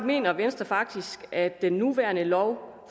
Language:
Danish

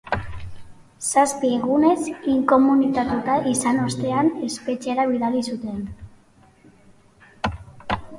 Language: Basque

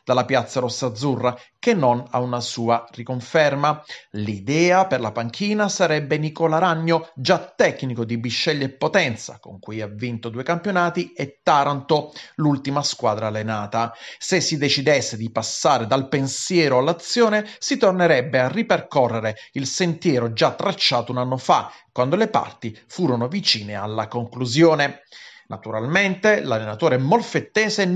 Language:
Italian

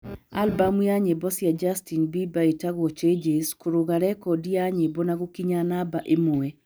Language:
Kikuyu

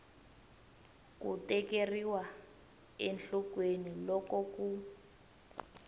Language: Tsonga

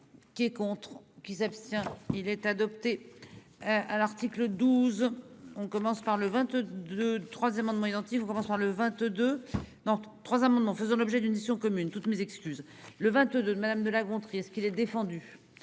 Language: French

